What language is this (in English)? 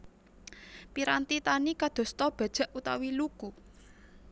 Javanese